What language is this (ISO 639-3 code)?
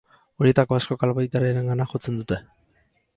eus